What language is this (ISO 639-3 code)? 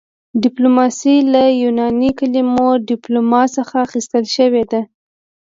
pus